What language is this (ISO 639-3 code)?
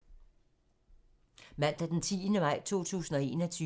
dan